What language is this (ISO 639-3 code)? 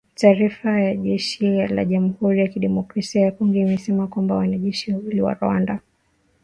swa